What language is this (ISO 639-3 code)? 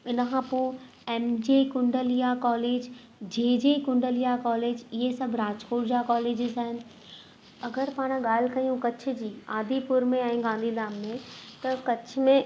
snd